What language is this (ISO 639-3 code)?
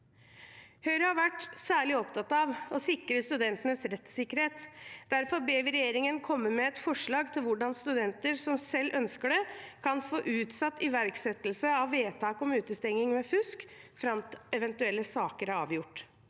nor